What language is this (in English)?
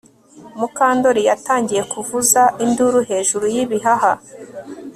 Kinyarwanda